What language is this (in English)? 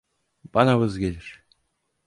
Turkish